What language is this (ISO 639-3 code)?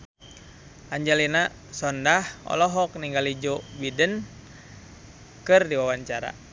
sun